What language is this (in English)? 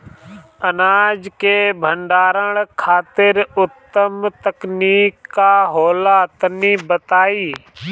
Bhojpuri